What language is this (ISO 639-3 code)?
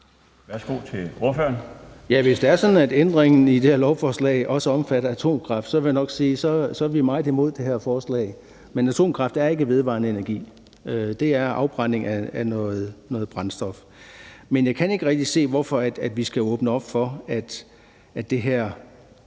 dan